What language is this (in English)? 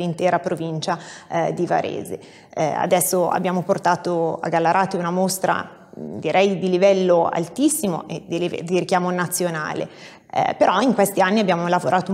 Italian